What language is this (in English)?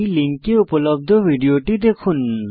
Bangla